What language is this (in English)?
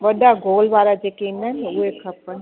Sindhi